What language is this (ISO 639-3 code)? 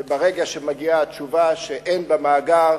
heb